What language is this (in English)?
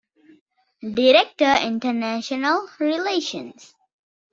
Divehi